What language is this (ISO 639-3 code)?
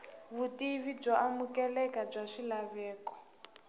tso